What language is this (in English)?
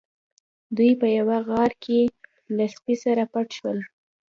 Pashto